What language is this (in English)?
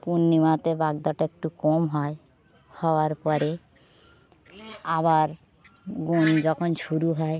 Bangla